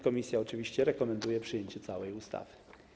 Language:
Polish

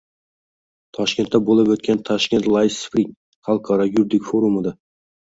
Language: Uzbek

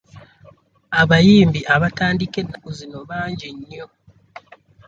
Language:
Ganda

